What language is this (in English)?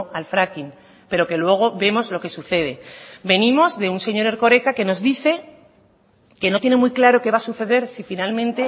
Spanish